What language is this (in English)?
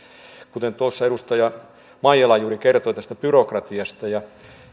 Finnish